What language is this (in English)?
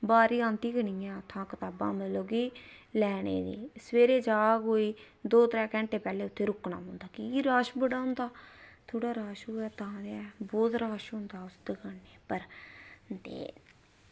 Dogri